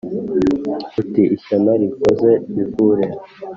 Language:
Kinyarwanda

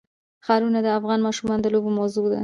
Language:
Pashto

